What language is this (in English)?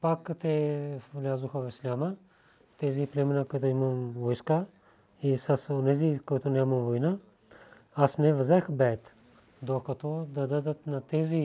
Bulgarian